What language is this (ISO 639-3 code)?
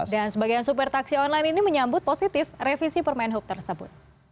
ind